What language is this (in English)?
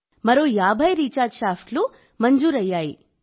Telugu